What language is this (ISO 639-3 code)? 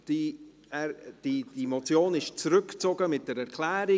gsw